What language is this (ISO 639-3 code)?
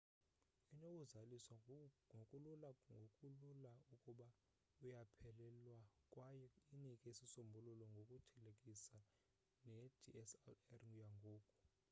xho